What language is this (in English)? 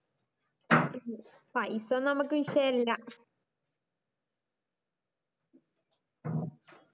Malayalam